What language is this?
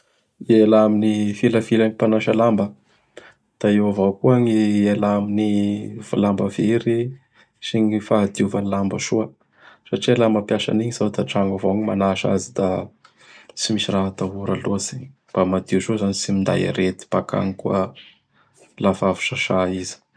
Bara Malagasy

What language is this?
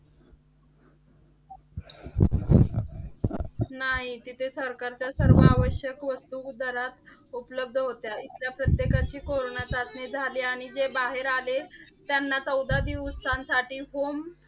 Marathi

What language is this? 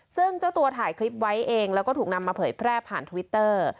Thai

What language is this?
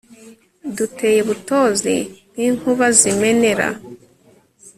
Kinyarwanda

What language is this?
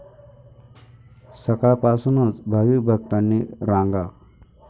Marathi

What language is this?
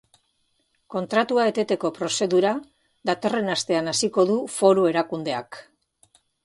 Basque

